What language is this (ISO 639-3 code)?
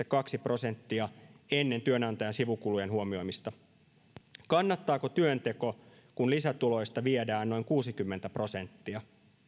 fin